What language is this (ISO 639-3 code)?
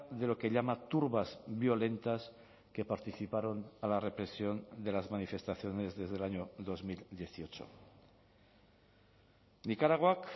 spa